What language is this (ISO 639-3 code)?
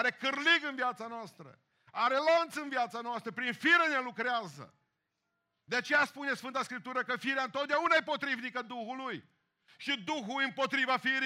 ron